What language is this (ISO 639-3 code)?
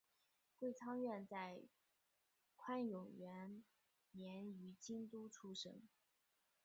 zho